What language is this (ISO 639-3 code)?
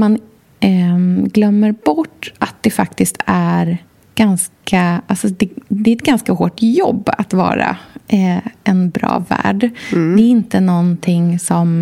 swe